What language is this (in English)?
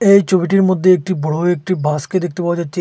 Bangla